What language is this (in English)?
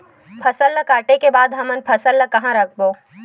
Chhattisgarhi